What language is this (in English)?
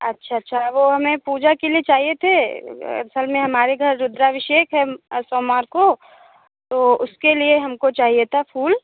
Hindi